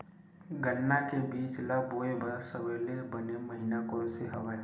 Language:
Chhattisgarhi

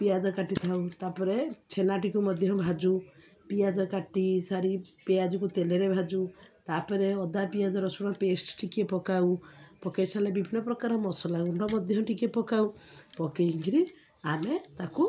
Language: Odia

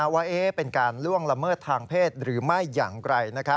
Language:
Thai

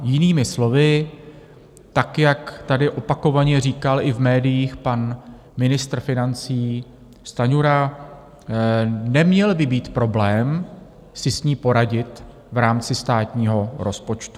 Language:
Czech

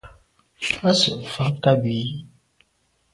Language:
Medumba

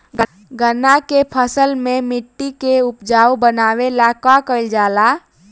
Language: Bhojpuri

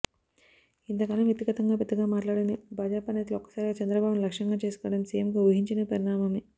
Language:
Telugu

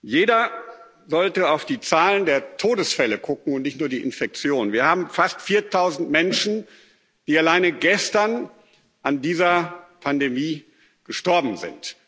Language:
German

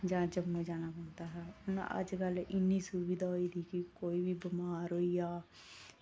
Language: Dogri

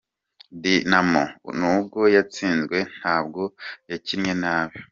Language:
Kinyarwanda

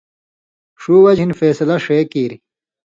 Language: Indus Kohistani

